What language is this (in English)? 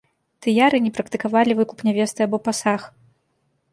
Belarusian